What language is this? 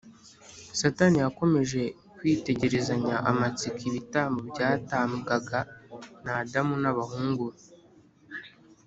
Kinyarwanda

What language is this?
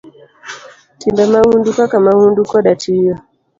Luo (Kenya and Tanzania)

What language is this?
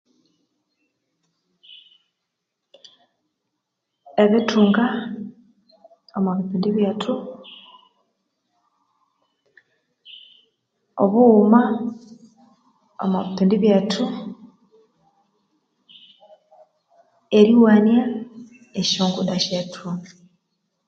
Konzo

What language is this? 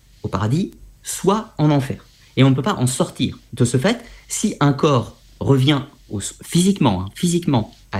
French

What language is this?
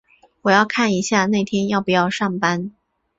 Chinese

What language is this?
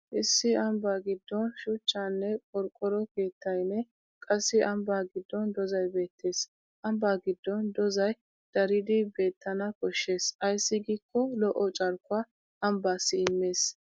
Wolaytta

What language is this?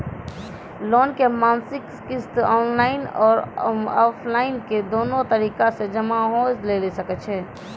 Maithili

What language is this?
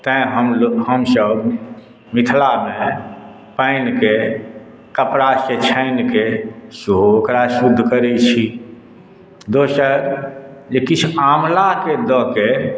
Maithili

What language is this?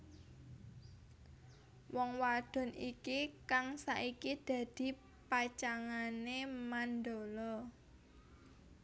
Javanese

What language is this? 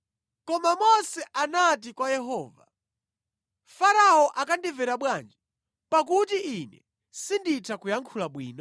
Nyanja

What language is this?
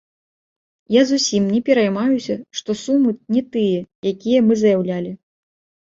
Belarusian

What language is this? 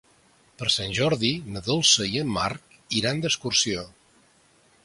Catalan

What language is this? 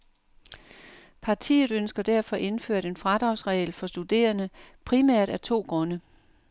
Danish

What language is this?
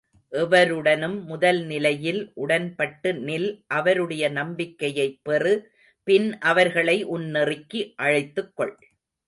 Tamil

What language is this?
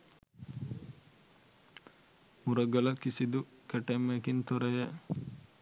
Sinhala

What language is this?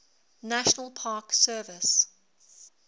English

